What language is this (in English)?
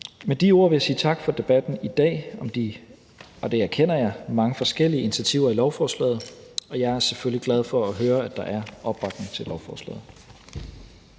Danish